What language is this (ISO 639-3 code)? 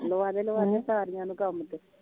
pan